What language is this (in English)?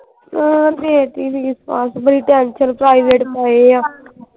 Punjabi